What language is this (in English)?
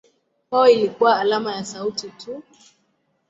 Swahili